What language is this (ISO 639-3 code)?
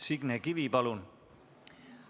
est